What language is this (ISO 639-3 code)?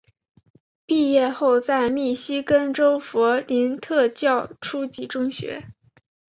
zho